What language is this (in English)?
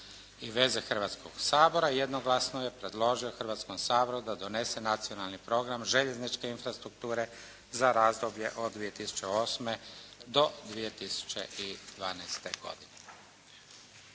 Croatian